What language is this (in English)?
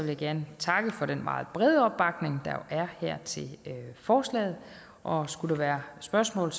Danish